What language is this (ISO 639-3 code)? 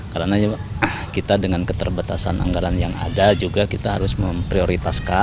ind